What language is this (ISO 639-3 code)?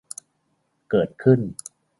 tha